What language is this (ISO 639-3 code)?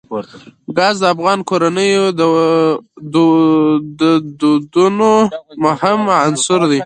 pus